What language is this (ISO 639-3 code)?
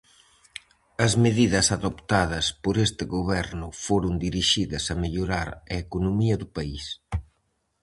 glg